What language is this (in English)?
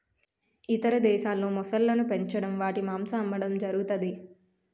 Telugu